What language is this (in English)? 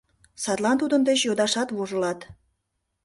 Mari